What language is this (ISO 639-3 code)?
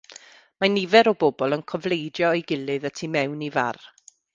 cym